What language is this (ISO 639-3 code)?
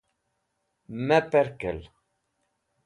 wbl